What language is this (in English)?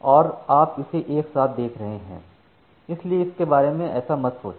Hindi